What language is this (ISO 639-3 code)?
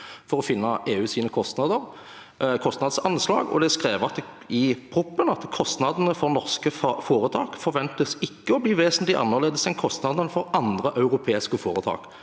nor